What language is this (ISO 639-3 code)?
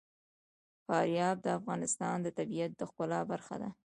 pus